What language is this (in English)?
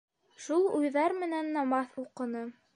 Bashkir